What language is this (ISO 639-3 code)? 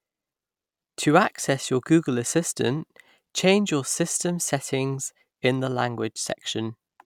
eng